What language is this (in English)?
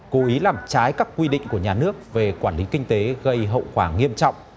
Vietnamese